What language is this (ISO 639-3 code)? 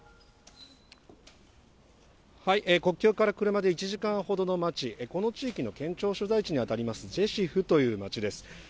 jpn